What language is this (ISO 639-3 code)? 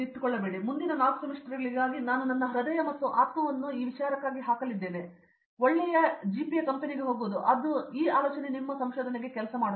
kan